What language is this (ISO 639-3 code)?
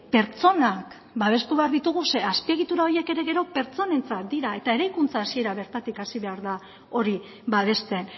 eus